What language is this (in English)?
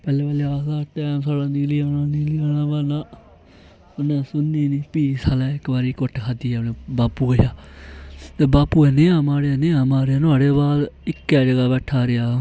Dogri